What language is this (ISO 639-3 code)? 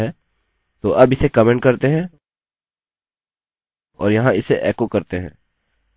hin